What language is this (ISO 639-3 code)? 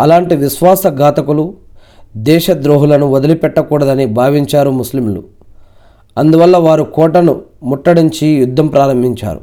tel